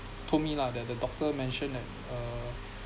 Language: English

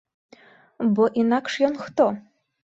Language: Belarusian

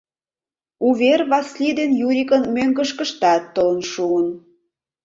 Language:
Mari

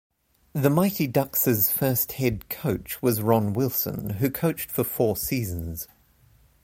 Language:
English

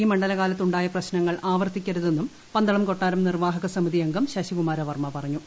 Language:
Malayalam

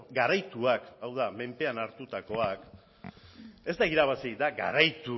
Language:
Basque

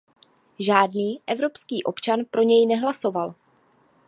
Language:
Czech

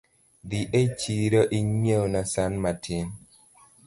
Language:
Luo (Kenya and Tanzania)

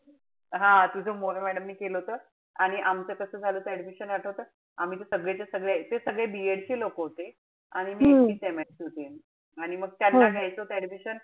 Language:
Marathi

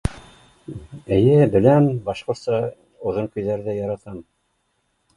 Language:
Bashkir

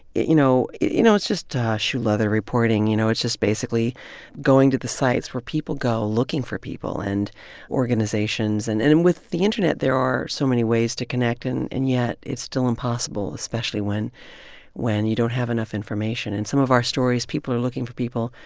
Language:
English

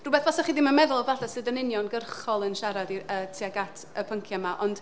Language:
Welsh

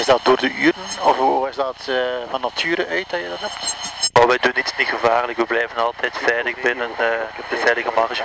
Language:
Dutch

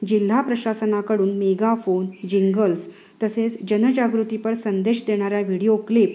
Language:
Marathi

